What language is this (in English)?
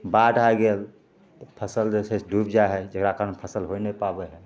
Maithili